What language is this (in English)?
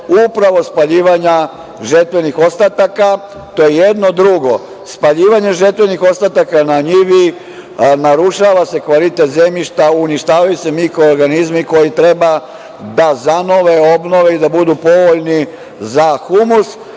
Serbian